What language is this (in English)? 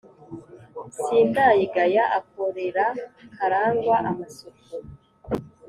Kinyarwanda